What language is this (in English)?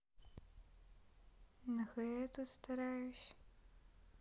Russian